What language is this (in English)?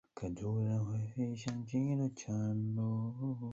Chinese